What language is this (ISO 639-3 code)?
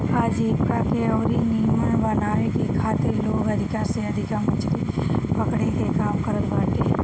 bho